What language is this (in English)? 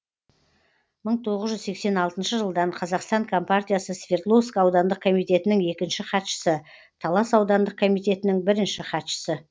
Kazakh